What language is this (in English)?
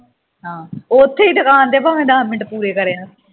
Punjabi